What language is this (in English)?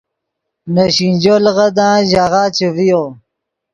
Yidgha